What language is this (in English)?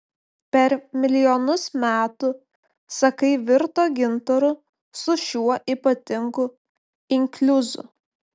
Lithuanian